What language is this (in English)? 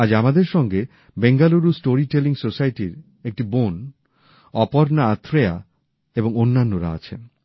Bangla